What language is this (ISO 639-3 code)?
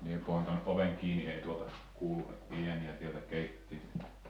fin